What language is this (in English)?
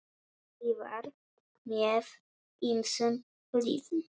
Icelandic